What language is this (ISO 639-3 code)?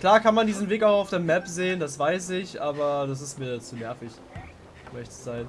deu